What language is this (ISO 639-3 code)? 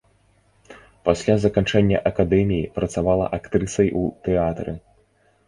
bel